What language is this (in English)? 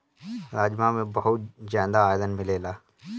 Bhojpuri